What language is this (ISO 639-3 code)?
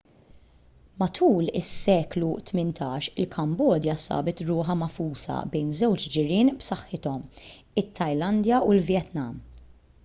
mlt